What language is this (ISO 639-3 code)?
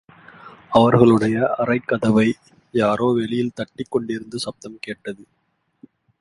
tam